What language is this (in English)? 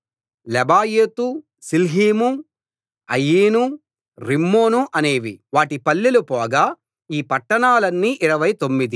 Telugu